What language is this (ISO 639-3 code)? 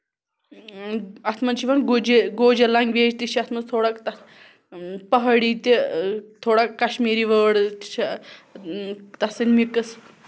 kas